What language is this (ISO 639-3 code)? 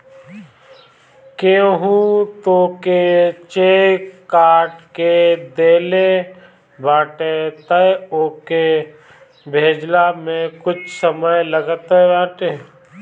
bho